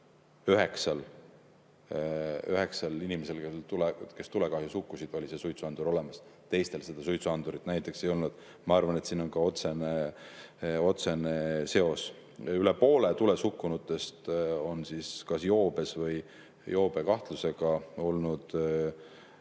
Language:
Estonian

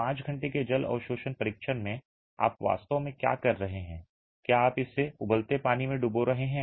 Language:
Hindi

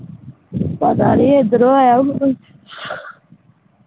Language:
Punjabi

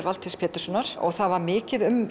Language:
Icelandic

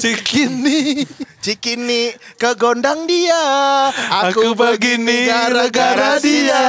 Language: Indonesian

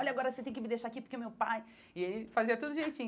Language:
Portuguese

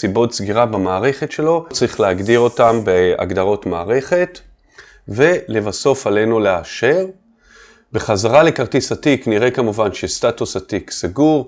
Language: Hebrew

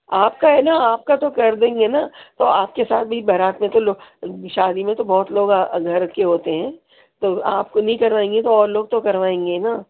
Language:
Urdu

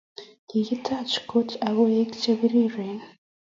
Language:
Kalenjin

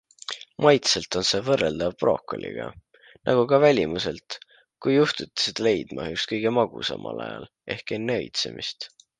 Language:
Estonian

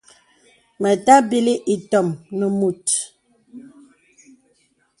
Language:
Bebele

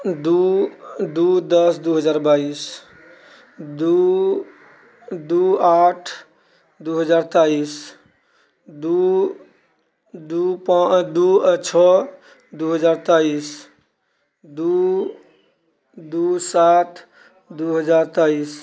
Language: Maithili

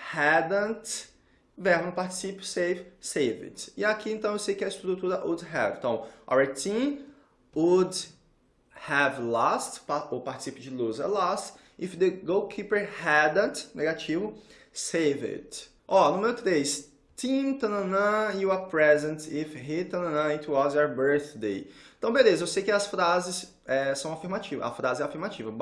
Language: Portuguese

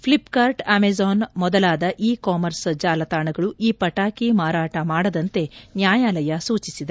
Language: Kannada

